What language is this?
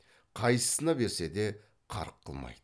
Kazakh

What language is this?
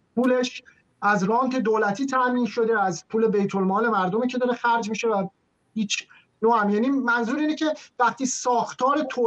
Persian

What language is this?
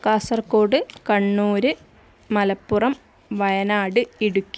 Malayalam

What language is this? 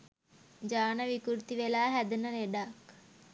Sinhala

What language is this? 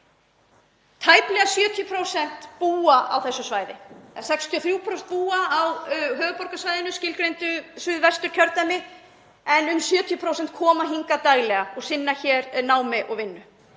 Icelandic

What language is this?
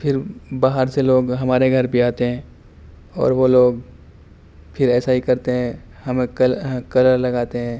Urdu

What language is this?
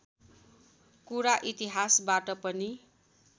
Nepali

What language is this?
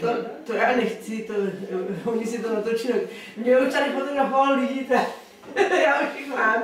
Czech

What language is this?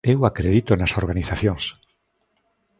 Galician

